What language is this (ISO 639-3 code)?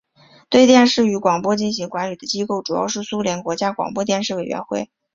zho